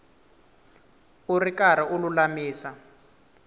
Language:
Tsonga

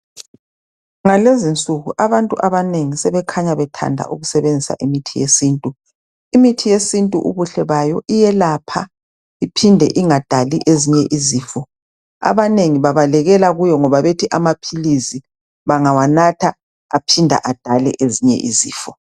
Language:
North Ndebele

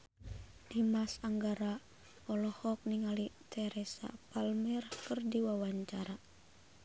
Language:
Sundanese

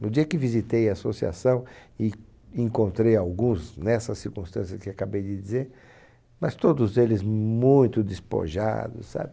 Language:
Portuguese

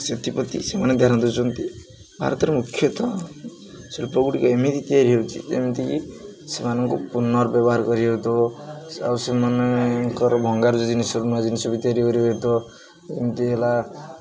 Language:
Odia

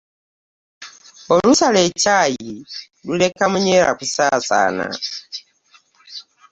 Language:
Ganda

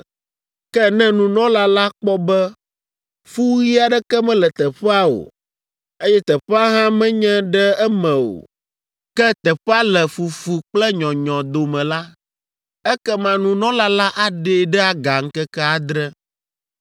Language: Ewe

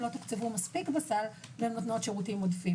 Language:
Hebrew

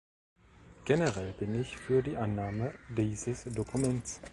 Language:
German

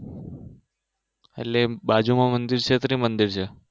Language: Gujarati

